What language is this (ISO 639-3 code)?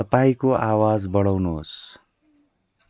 nep